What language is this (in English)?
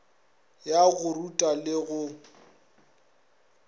Northern Sotho